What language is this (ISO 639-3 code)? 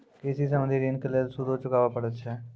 mai